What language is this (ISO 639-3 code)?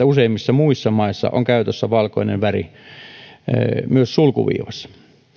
fin